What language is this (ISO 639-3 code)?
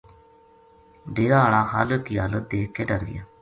gju